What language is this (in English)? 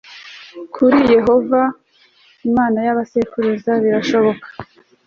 Kinyarwanda